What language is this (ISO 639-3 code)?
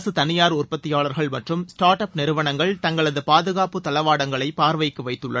tam